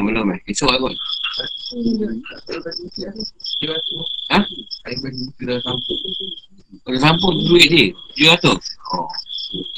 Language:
Malay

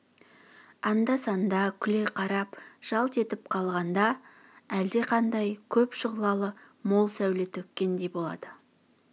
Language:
Kazakh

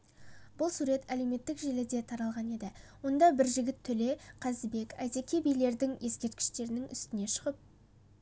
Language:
Kazakh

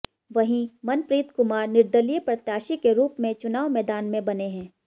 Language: Hindi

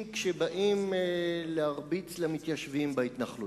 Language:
Hebrew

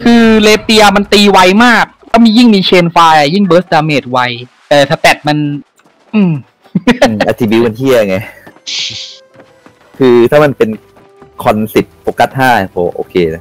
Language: Thai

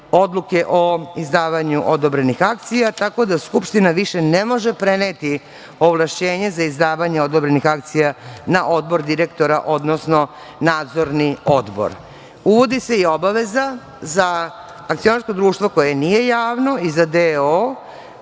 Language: Serbian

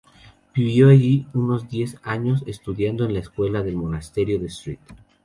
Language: Spanish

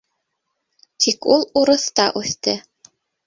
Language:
Bashkir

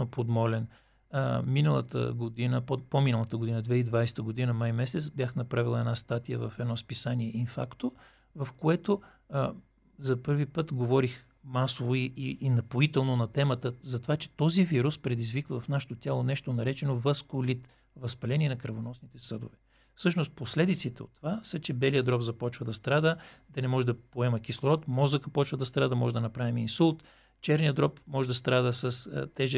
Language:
Bulgarian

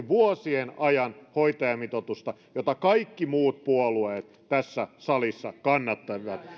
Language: Finnish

